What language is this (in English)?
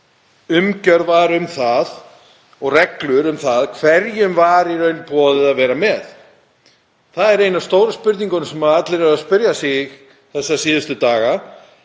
Icelandic